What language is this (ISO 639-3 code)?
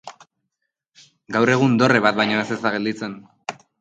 eus